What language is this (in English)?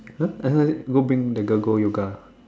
English